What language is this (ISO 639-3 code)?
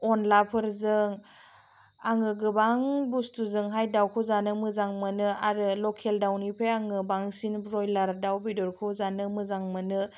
brx